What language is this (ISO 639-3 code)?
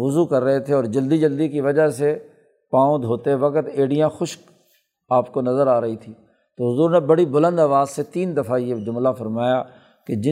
urd